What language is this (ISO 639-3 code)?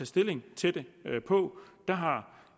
dan